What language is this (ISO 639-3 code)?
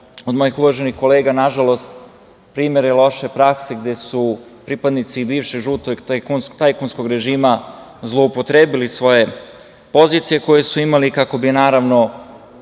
srp